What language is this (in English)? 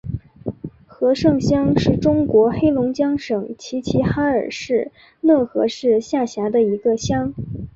Chinese